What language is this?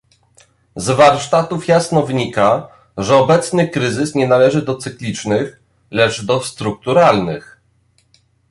Polish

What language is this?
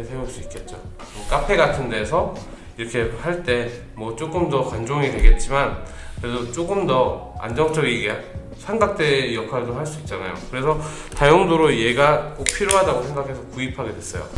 Korean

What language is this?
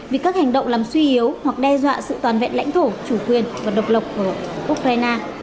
Vietnamese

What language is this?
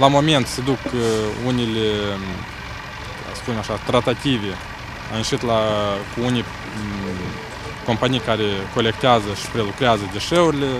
Romanian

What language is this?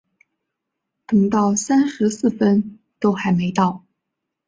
Chinese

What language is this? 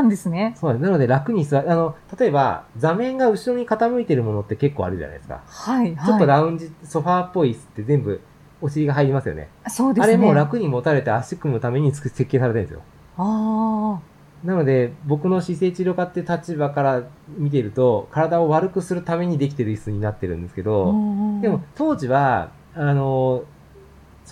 Japanese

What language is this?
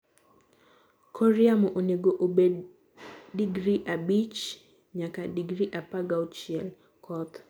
Luo (Kenya and Tanzania)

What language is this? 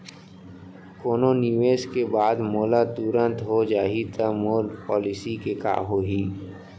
Chhattisgarhi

